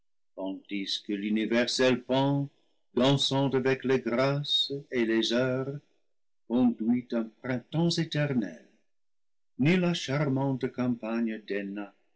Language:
French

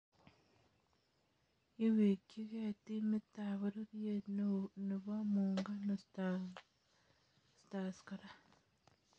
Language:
Kalenjin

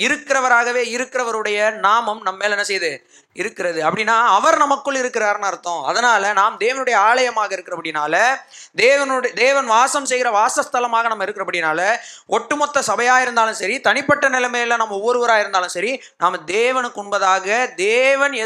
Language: Tamil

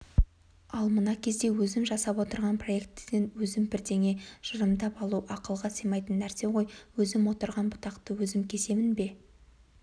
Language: Kazakh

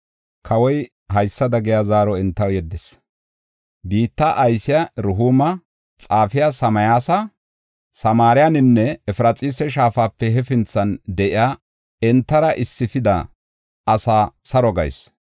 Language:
Gofa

